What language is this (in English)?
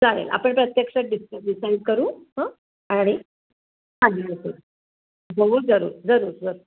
Marathi